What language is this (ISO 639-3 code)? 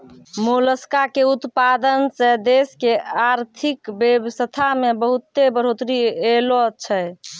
mai